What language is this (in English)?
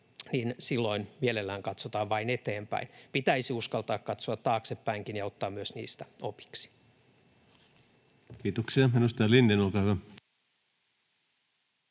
Finnish